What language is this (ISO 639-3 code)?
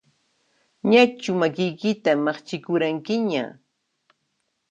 qxp